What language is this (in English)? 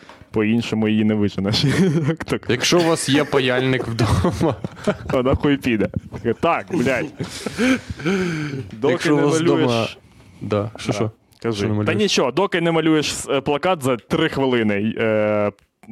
Ukrainian